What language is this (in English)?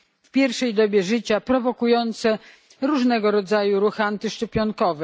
Polish